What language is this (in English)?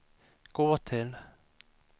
Swedish